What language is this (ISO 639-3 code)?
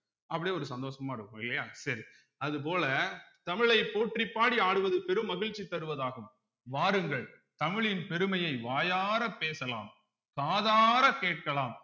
tam